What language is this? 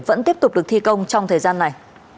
Vietnamese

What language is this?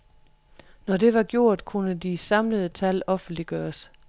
Danish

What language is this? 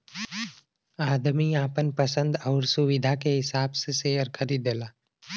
Bhojpuri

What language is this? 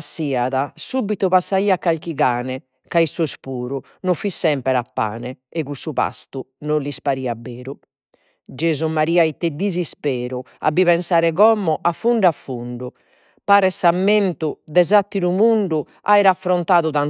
Sardinian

